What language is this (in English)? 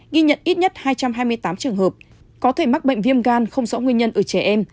Vietnamese